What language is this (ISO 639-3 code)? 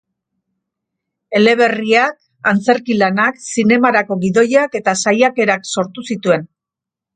eus